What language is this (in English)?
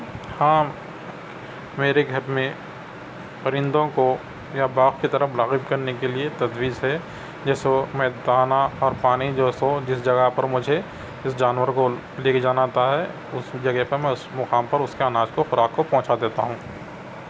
Urdu